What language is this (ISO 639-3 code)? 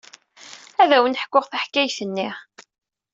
kab